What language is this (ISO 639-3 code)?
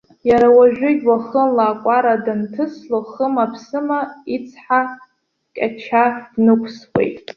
abk